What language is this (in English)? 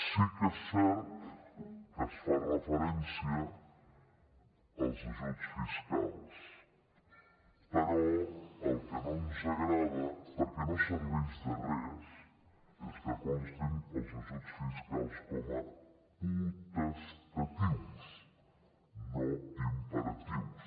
Catalan